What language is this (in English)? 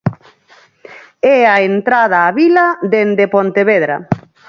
Galician